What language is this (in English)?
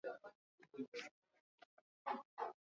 Swahili